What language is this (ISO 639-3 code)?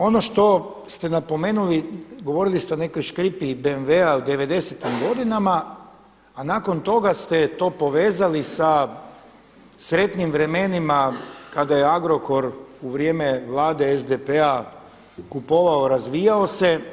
hrv